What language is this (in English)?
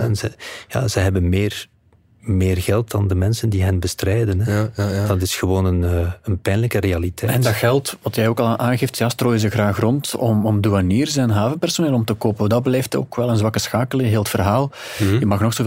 Dutch